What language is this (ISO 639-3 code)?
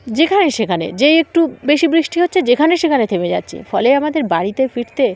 ben